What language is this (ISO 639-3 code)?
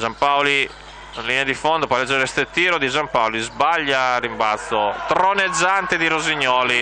ita